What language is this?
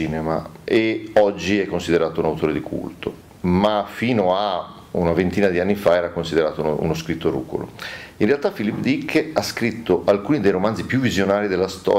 Italian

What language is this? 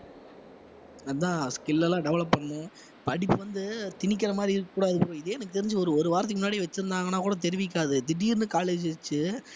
Tamil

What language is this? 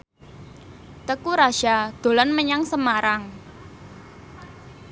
Javanese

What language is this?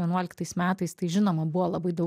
Lithuanian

